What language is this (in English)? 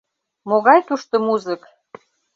Mari